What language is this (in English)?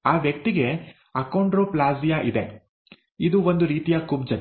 Kannada